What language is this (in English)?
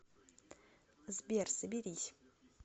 Russian